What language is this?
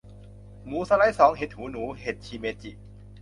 Thai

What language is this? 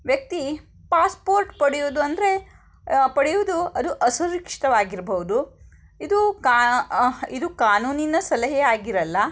Kannada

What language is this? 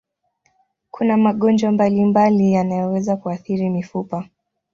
Swahili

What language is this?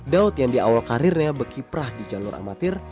Indonesian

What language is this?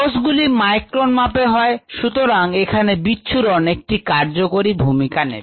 Bangla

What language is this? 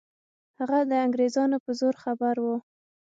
Pashto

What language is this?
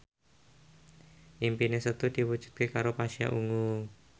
Javanese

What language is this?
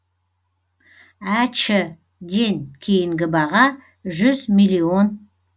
Kazakh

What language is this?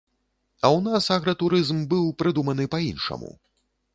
Belarusian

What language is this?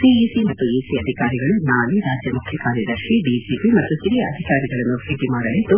Kannada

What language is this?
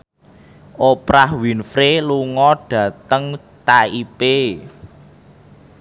Javanese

